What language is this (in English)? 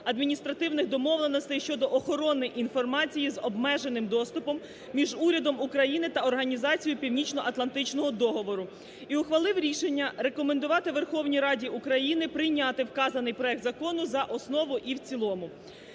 Ukrainian